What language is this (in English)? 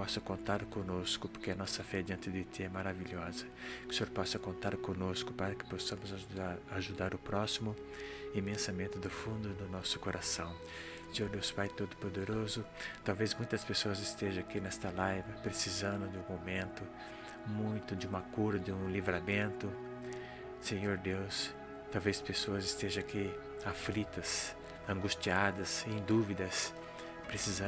Portuguese